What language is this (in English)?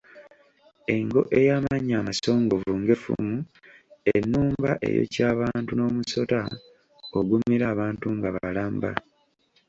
Ganda